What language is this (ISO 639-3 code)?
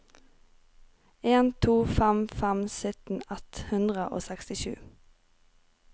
nor